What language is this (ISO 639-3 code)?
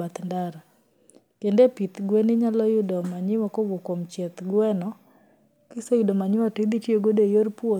luo